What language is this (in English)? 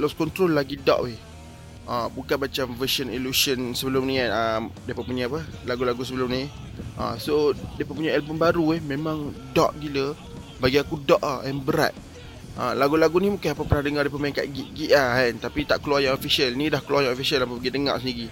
Malay